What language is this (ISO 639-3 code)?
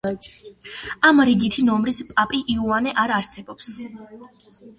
kat